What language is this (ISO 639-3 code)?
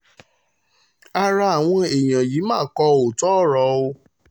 yor